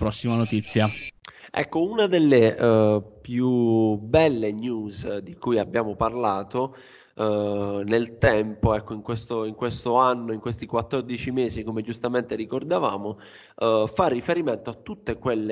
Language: Italian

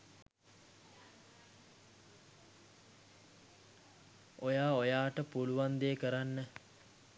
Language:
Sinhala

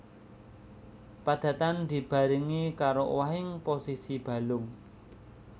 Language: Javanese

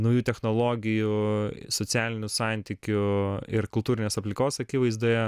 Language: Lithuanian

